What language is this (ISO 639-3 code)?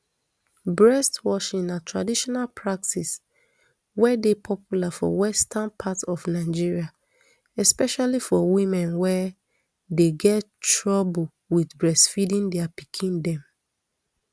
pcm